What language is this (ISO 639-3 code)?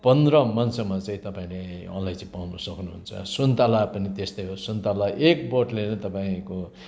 nep